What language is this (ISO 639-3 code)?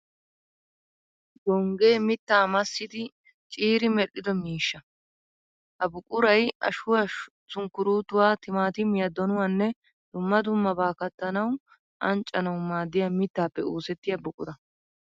wal